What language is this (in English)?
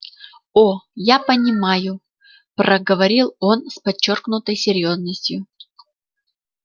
Russian